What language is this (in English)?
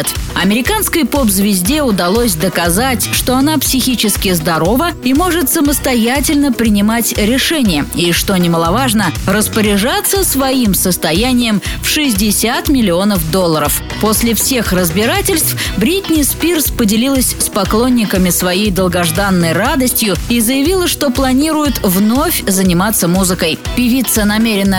Russian